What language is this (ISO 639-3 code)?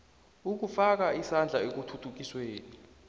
nbl